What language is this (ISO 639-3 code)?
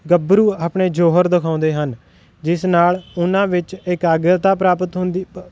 pan